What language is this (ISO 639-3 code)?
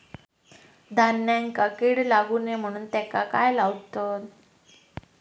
mar